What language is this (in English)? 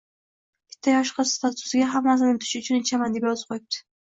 Uzbek